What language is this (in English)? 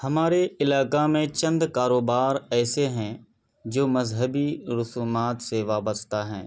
Urdu